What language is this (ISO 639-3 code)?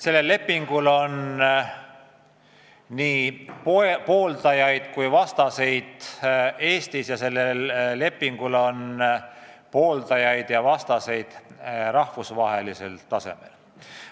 est